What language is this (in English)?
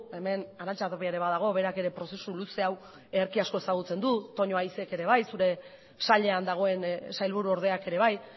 Basque